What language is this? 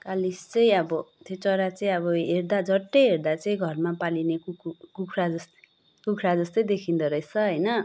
Nepali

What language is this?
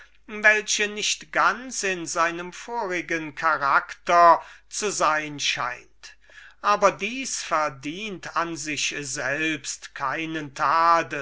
German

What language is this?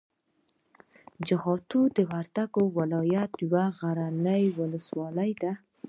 Pashto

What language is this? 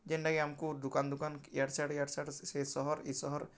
Odia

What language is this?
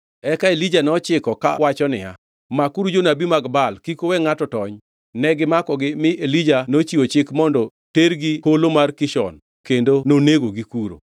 Luo (Kenya and Tanzania)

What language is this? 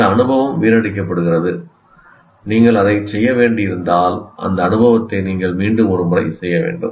Tamil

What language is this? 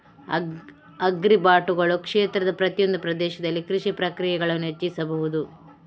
Kannada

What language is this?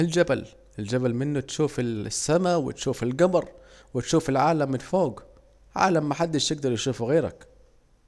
Saidi Arabic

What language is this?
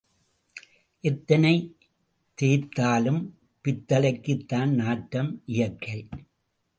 Tamil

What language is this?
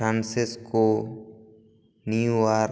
Santali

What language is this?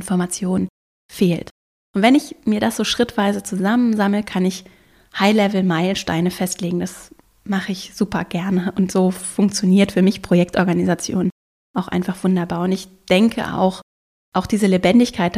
German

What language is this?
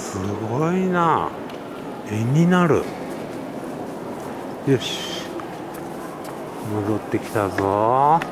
Japanese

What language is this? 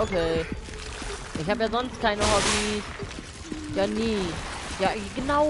German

